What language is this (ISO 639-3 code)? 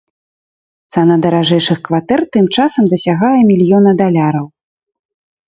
bel